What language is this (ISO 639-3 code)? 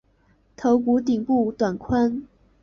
zho